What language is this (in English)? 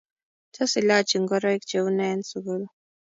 Kalenjin